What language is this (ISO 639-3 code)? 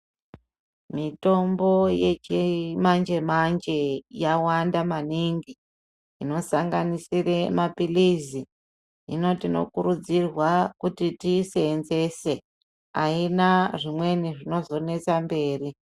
ndc